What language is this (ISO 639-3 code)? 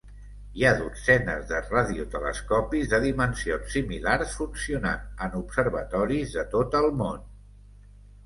cat